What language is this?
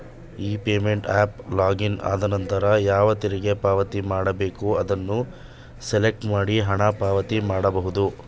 Kannada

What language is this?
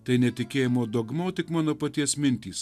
Lithuanian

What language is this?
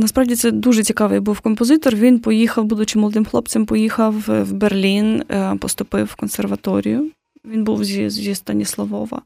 Ukrainian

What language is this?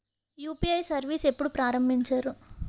Telugu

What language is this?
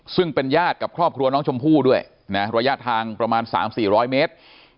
Thai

